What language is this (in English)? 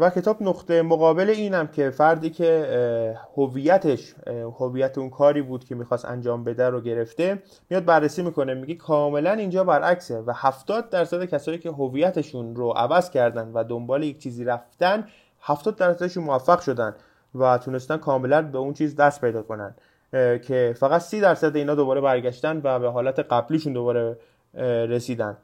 Persian